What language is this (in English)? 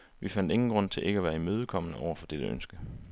Danish